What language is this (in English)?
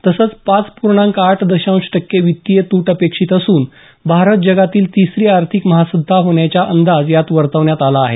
Marathi